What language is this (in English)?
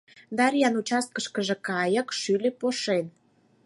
Mari